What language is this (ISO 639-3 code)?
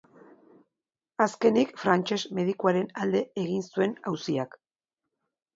eus